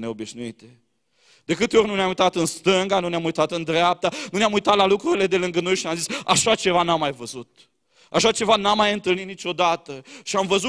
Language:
Romanian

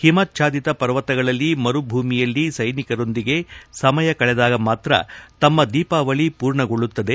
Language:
Kannada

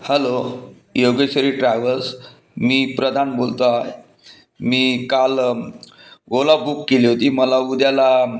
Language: Marathi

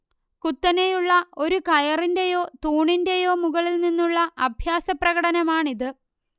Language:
Malayalam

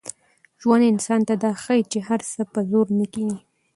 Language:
Pashto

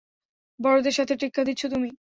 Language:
Bangla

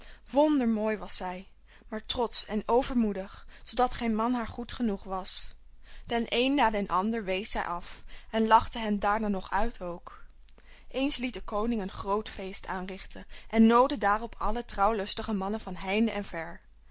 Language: Dutch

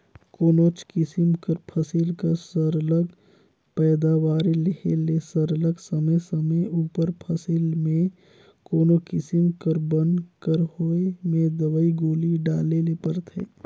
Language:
Chhattisgarhi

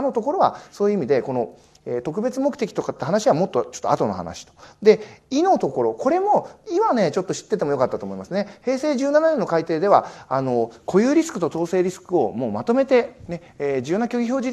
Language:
Japanese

